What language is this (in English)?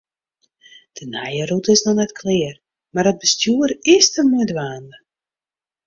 Western Frisian